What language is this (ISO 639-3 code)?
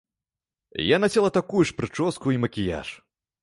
bel